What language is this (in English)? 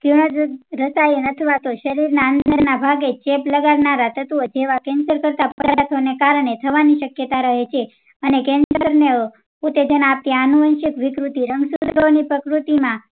Gujarati